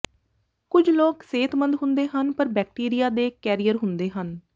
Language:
Punjabi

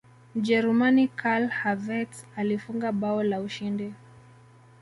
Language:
Swahili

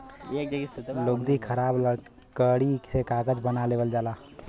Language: Bhojpuri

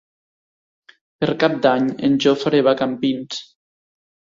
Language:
Catalan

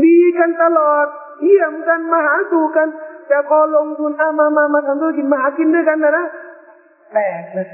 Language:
Thai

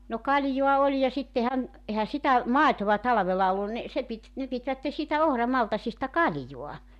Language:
Finnish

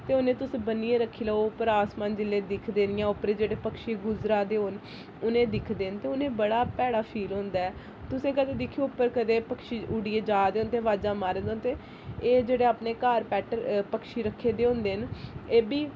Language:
Dogri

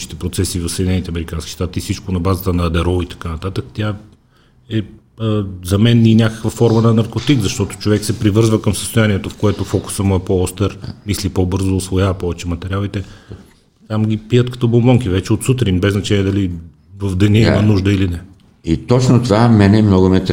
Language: Bulgarian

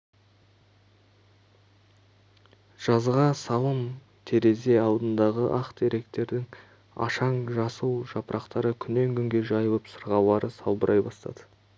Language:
Kazakh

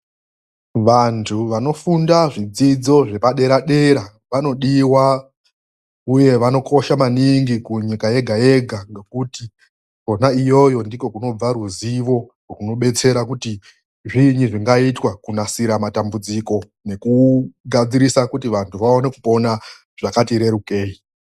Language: Ndau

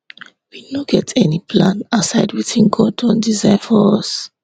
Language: Nigerian Pidgin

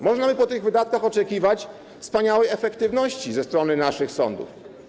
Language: Polish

